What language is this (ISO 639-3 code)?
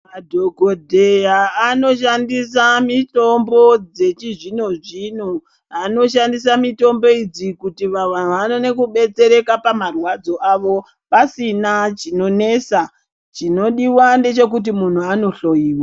ndc